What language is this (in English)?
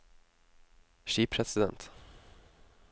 Norwegian